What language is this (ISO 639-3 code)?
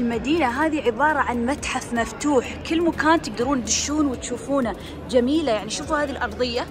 ara